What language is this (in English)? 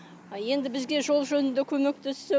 Kazakh